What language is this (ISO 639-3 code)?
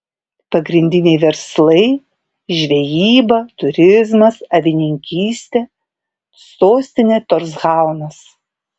lit